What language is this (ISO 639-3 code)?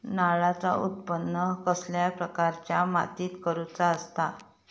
mar